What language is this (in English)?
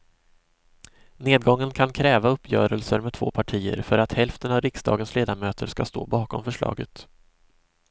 Swedish